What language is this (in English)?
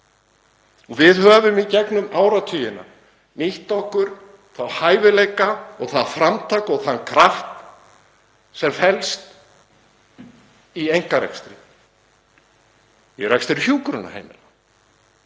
Icelandic